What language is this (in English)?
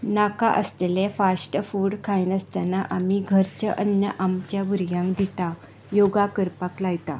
Konkani